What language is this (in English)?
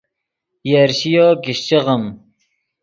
Yidgha